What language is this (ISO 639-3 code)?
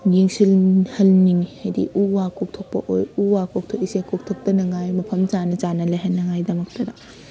mni